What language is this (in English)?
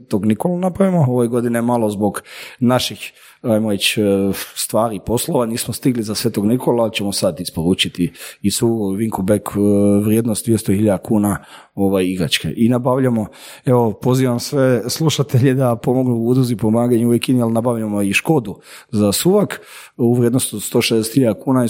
Croatian